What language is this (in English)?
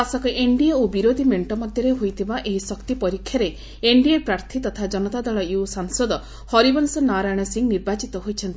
Odia